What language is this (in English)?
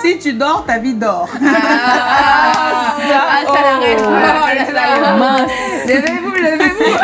French